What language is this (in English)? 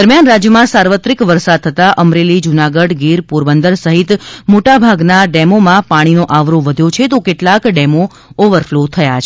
Gujarati